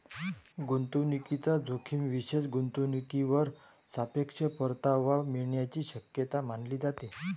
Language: Marathi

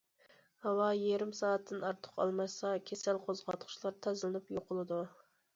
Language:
Uyghur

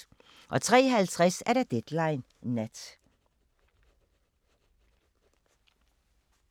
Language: Danish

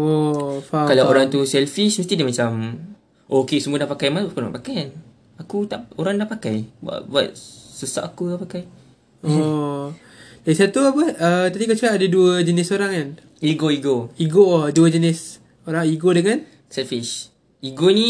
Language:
Malay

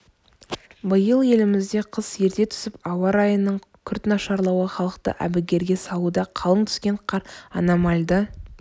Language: Kazakh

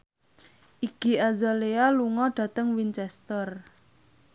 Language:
Javanese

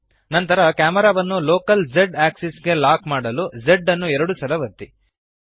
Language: Kannada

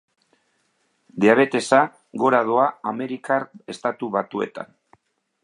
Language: Basque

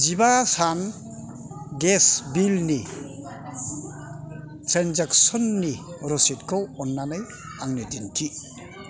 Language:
Bodo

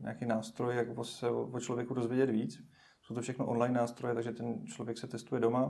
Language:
Czech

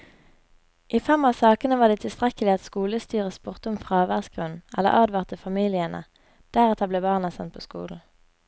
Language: Norwegian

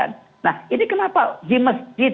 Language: Indonesian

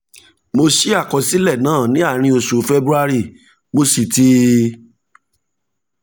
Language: Yoruba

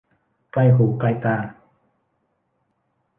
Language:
Thai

